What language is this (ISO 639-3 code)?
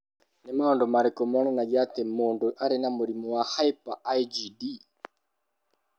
kik